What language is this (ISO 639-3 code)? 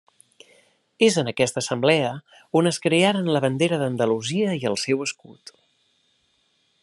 cat